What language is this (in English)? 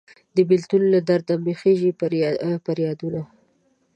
Pashto